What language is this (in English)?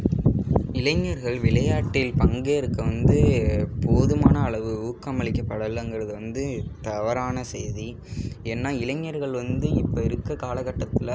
Tamil